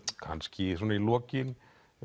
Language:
Icelandic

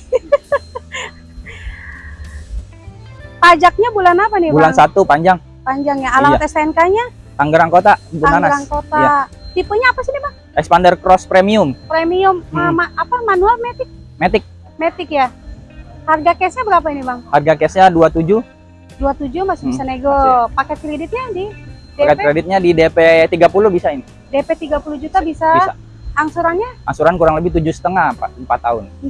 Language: Indonesian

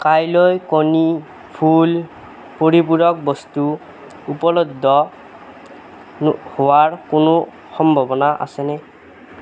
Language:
Assamese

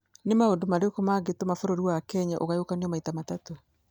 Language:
Kikuyu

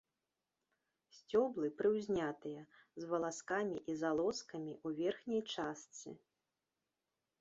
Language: Belarusian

